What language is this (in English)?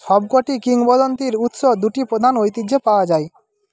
Bangla